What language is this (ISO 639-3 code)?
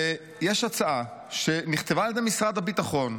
heb